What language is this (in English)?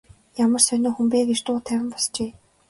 Mongolian